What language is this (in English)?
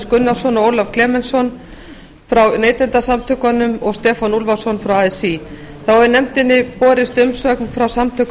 Icelandic